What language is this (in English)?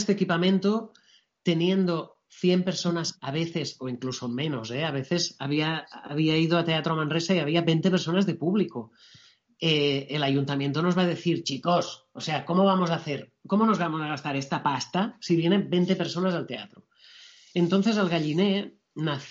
Spanish